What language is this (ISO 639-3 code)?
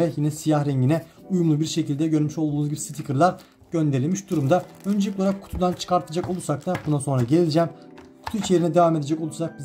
tur